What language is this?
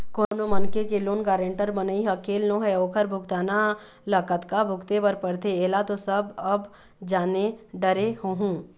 Chhattisgarhi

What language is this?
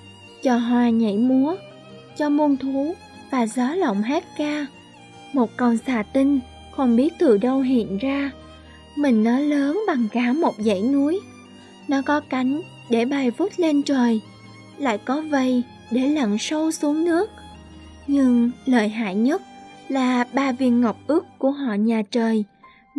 Vietnamese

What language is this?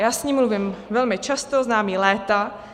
Czech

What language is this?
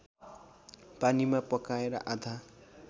Nepali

